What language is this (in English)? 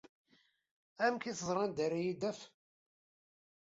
Kabyle